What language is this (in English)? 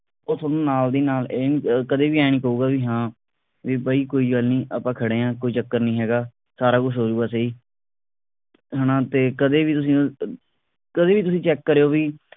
Punjabi